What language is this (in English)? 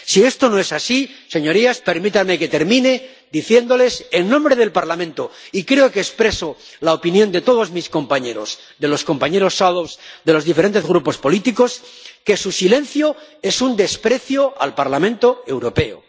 Spanish